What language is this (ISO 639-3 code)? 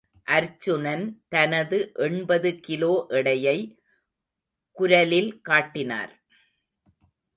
tam